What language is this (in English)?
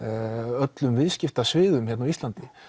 Icelandic